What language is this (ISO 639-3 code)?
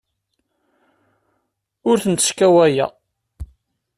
kab